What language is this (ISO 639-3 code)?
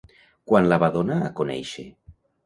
cat